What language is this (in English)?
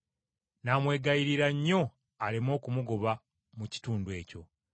Ganda